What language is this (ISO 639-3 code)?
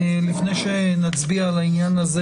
heb